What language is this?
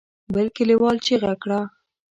Pashto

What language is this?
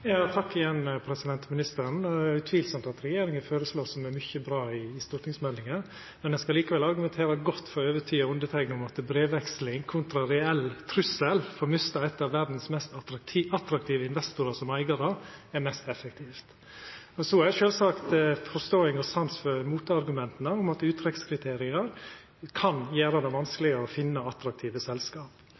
Norwegian Nynorsk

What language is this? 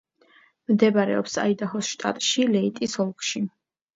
Georgian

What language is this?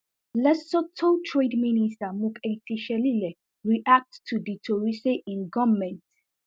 Nigerian Pidgin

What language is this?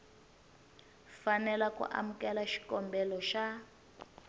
Tsonga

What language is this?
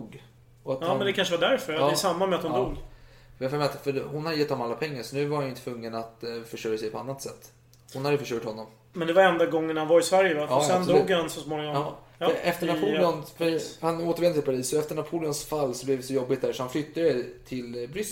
Swedish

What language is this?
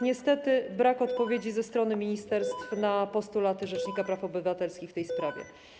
Polish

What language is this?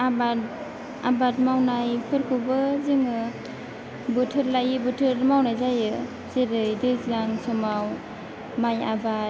Bodo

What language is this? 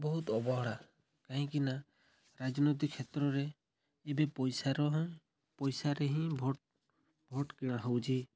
Odia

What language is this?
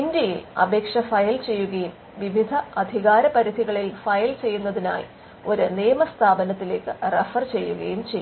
Malayalam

